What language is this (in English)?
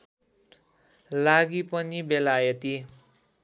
Nepali